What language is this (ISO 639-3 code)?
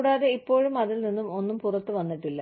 mal